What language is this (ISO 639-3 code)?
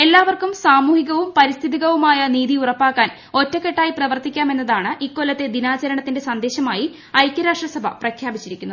mal